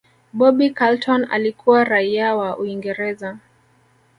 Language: Swahili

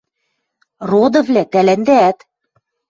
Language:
Western Mari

